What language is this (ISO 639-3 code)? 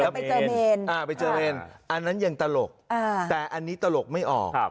tha